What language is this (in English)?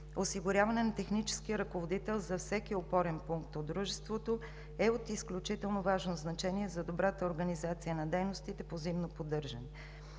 Bulgarian